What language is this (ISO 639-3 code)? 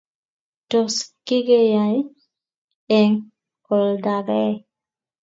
kln